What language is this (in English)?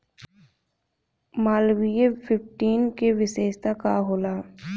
Bhojpuri